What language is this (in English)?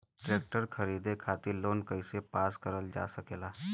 Bhojpuri